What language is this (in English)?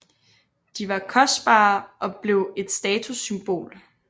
Danish